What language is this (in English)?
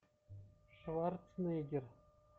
Russian